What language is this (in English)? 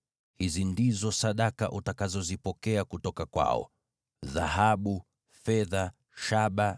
Swahili